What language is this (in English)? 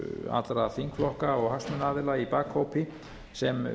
Icelandic